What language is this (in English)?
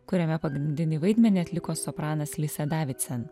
Lithuanian